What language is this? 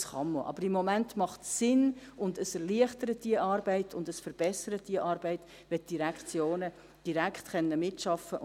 Swiss German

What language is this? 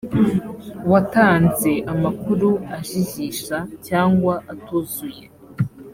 Kinyarwanda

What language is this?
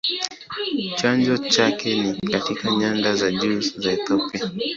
Swahili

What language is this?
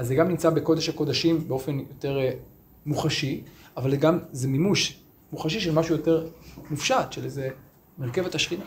Hebrew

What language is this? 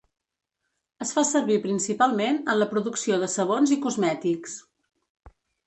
Catalan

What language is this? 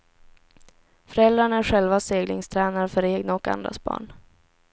Swedish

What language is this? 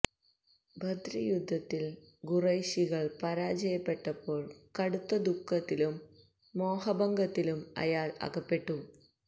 Malayalam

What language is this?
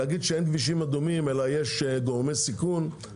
Hebrew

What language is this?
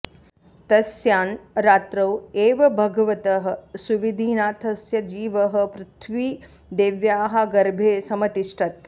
Sanskrit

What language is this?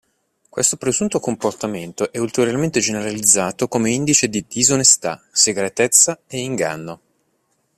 Italian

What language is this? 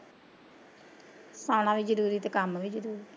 Punjabi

